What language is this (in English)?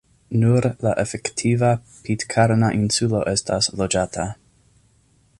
Esperanto